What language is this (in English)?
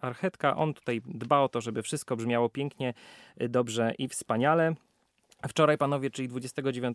Polish